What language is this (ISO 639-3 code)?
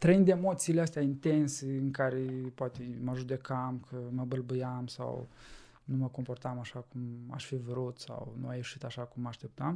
ron